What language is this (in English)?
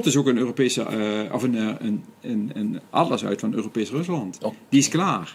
Dutch